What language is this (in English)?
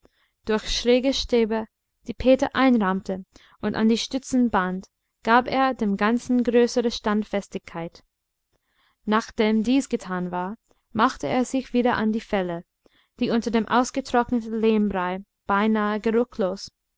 German